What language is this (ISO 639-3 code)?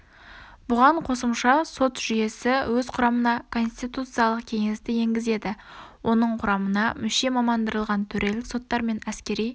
kaz